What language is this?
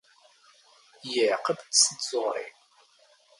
Standard Moroccan Tamazight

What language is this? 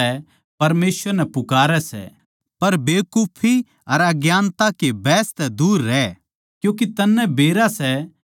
Haryanvi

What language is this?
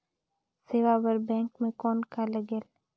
Chhattisgarhi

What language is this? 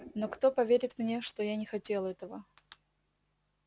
Russian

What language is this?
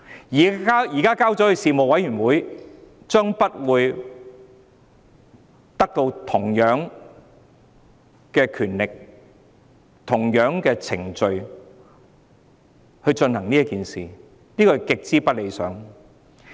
Cantonese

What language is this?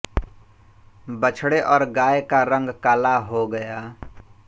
Hindi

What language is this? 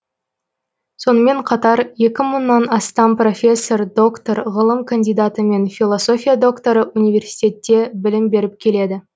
Kazakh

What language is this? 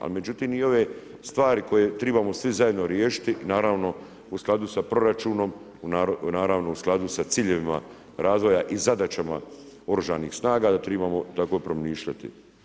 Croatian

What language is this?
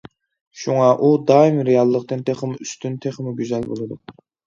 Uyghur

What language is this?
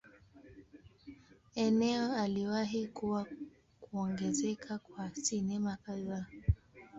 Swahili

